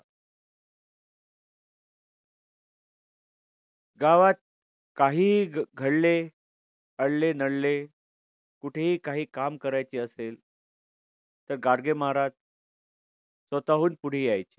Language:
Marathi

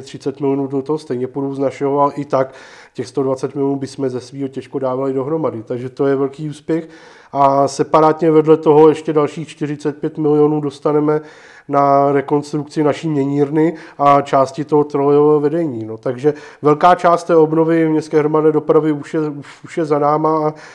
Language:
Czech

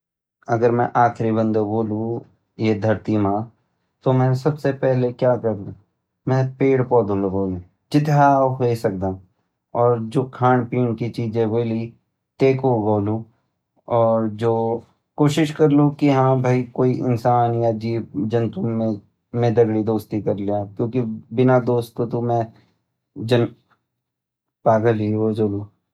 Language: Garhwali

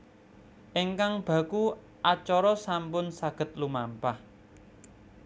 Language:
Javanese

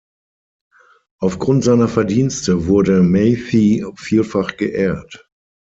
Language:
German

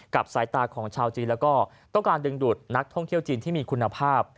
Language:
Thai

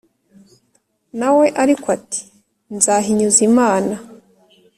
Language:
Kinyarwanda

